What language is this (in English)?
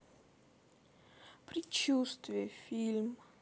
Russian